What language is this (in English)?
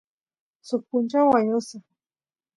Santiago del Estero Quichua